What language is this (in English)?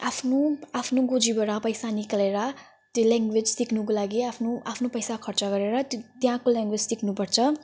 Nepali